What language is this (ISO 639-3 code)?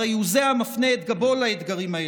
heb